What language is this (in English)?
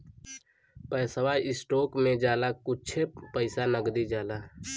Bhojpuri